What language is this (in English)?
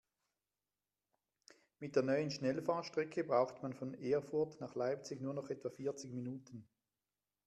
German